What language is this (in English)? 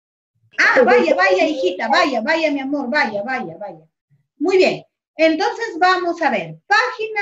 Spanish